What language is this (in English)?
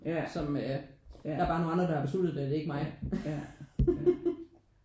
Danish